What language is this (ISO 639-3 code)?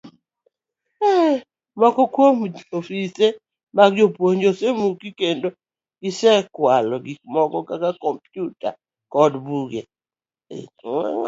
luo